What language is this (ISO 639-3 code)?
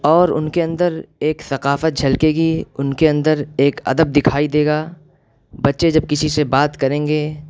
urd